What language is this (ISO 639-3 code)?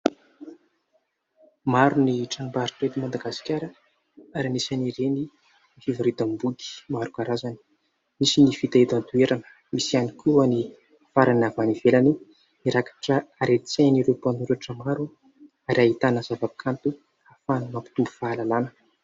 mlg